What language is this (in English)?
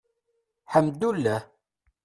Kabyle